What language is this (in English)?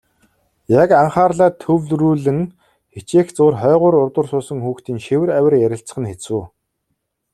Mongolian